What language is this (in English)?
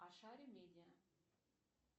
Russian